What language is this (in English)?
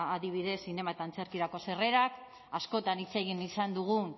Basque